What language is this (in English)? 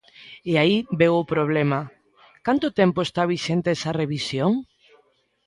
Galician